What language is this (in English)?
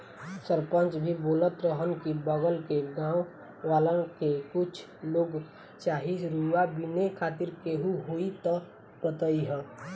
Bhojpuri